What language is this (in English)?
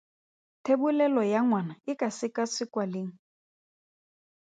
Tswana